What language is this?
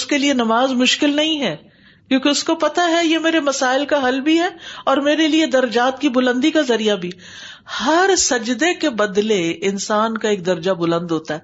Urdu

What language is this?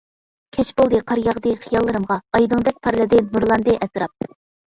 Uyghur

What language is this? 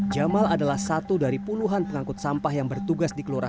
Indonesian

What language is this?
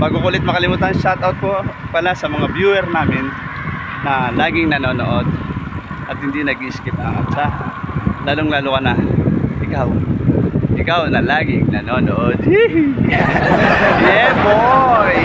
Filipino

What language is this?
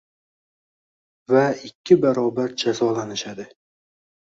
Uzbek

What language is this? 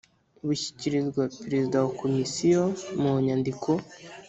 Kinyarwanda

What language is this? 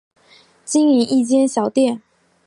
Chinese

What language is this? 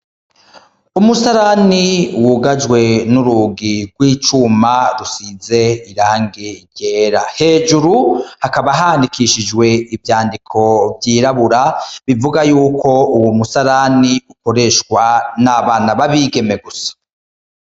Rundi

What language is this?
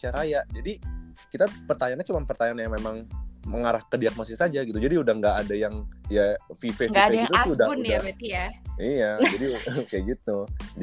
Indonesian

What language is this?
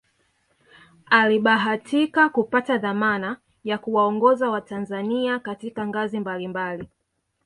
Swahili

